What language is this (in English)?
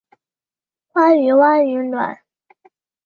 Chinese